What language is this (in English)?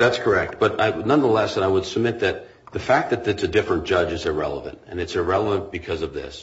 English